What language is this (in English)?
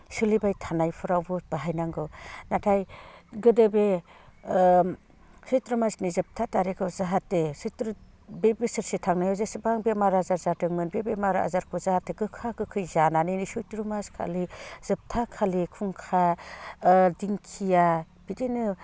Bodo